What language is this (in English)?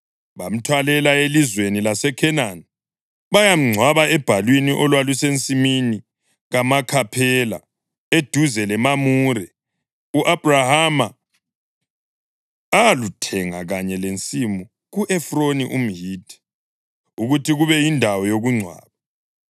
North Ndebele